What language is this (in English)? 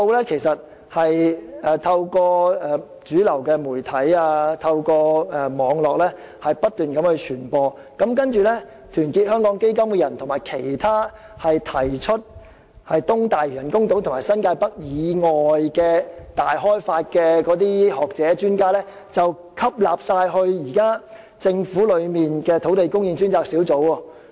Cantonese